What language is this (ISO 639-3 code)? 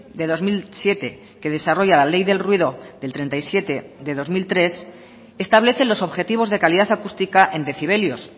spa